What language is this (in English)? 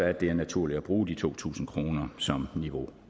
Danish